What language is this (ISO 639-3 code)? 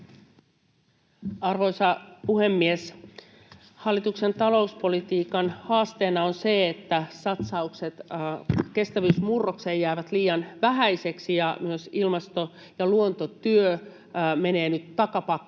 fin